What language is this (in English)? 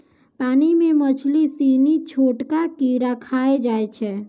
Maithili